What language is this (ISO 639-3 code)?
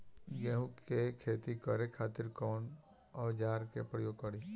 bho